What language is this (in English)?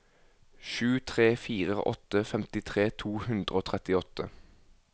Norwegian